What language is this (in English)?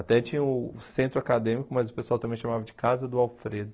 Portuguese